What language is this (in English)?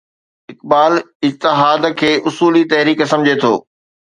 Sindhi